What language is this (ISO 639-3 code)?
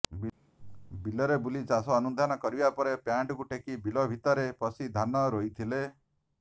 ori